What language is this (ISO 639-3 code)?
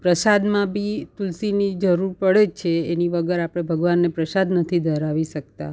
guj